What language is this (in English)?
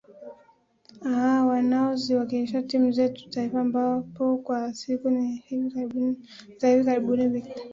Swahili